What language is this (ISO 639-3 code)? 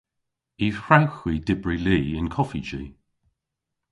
cor